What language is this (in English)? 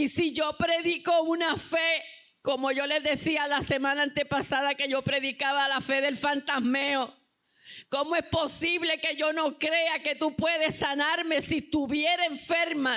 Spanish